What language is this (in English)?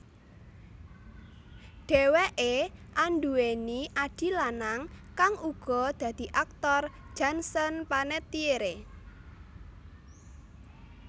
Javanese